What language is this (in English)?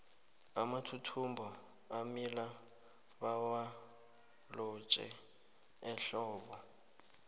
South Ndebele